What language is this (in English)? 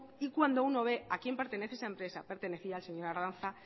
Spanish